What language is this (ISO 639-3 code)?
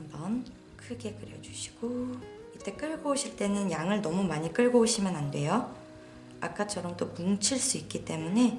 kor